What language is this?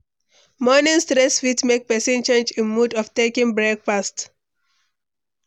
Nigerian Pidgin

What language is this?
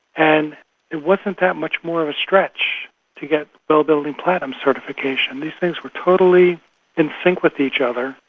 English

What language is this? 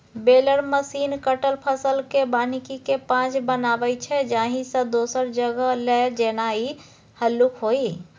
Maithili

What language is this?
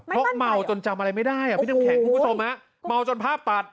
Thai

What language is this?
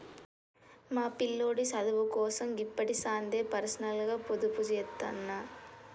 Telugu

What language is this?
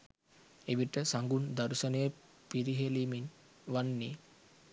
Sinhala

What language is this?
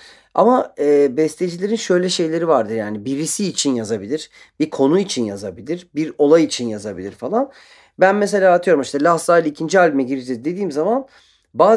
Turkish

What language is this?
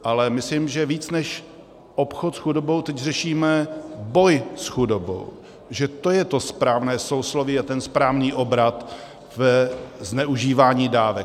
Czech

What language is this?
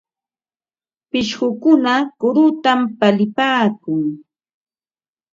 Ambo-Pasco Quechua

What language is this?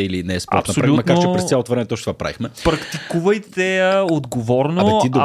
Bulgarian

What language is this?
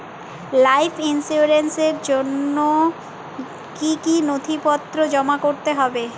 Bangla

